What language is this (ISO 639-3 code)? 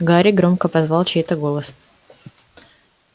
rus